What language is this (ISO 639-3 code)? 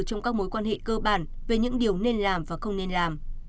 vie